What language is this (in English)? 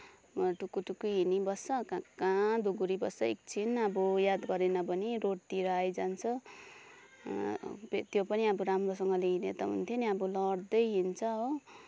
Nepali